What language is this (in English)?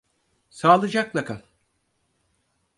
Turkish